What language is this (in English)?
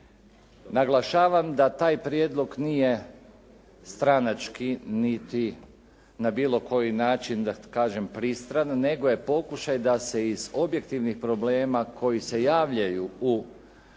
Croatian